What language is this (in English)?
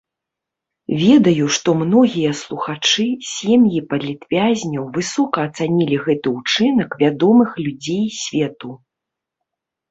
Belarusian